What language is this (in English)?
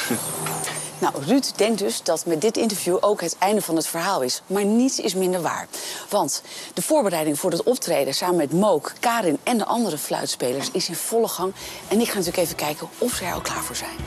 Dutch